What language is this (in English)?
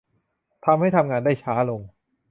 Thai